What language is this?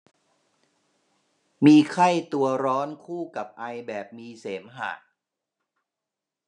Thai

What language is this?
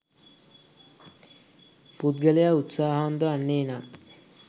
Sinhala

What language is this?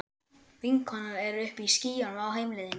Icelandic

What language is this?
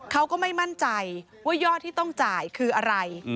Thai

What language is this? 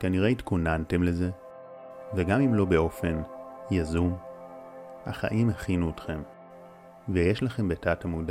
Hebrew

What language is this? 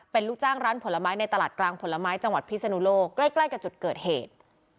Thai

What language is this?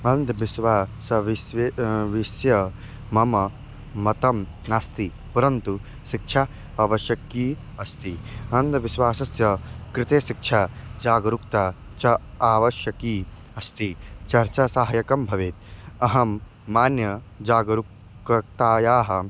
Sanskrit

